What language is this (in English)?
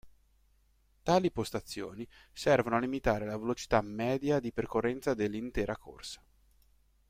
Italian